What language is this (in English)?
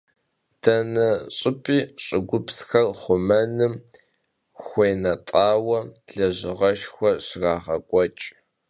Kabardian